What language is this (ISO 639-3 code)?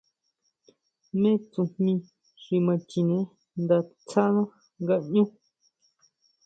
mau